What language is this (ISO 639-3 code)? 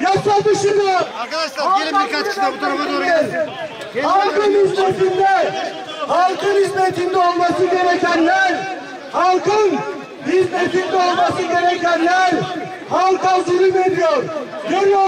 tur